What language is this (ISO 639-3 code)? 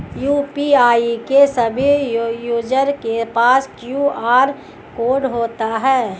hin